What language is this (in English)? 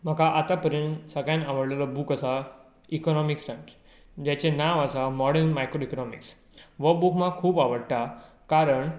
Konkani